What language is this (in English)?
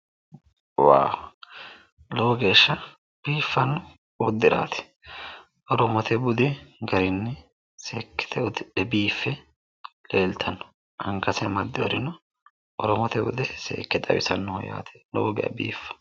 Sidamo